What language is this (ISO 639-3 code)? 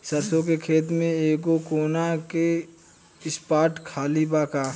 bho